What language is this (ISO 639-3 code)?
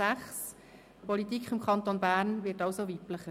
gsw